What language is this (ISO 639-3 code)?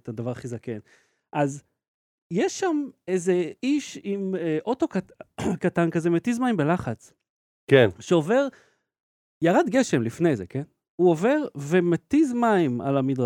heb